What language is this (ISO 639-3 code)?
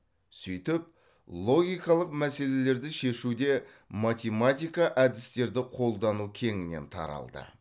kaz